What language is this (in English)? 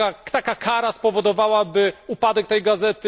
Polish